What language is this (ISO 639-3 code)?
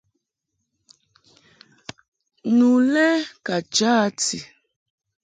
mhk